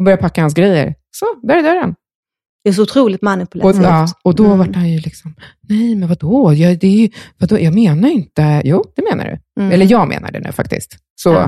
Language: Swedish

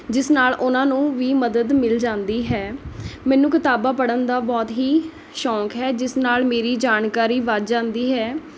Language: Punjabi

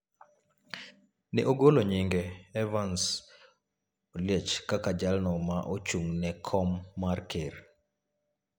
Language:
Luo (Kenya and Tanzania)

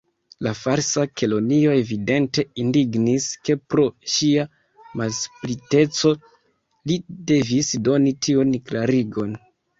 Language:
Esperanto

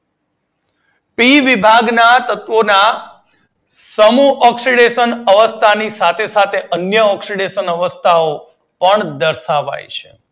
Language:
Gujarati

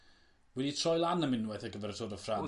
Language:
Welsh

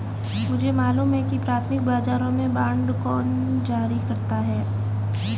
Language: Hindi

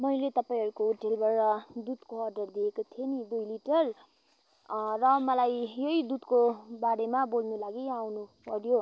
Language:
Nepali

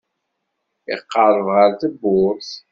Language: Kabyle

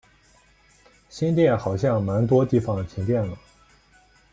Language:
Chinese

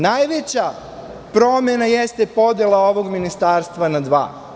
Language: Serbian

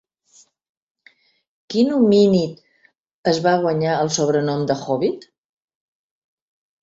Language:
Catalan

